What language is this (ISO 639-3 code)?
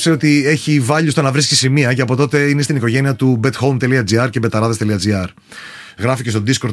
ell